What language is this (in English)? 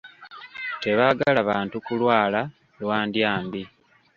Ganda